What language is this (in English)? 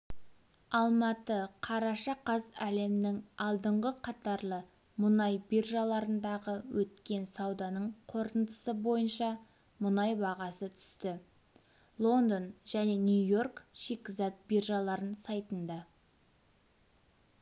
Kazakh